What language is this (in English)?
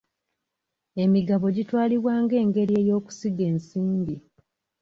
Ganda